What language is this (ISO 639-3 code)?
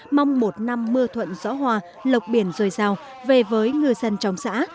vie